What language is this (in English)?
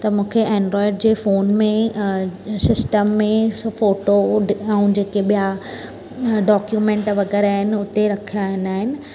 Sindhi